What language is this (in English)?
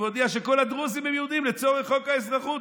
Hebrew